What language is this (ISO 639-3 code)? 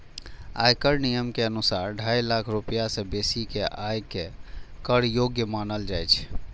mai